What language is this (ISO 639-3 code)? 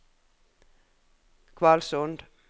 nor